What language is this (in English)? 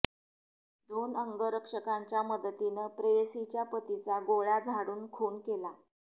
Marathi